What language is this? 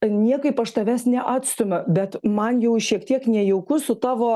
Lithuanian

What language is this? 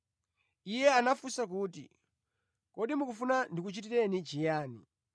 Nyanja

